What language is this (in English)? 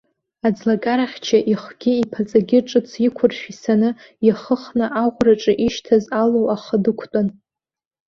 Abkhazian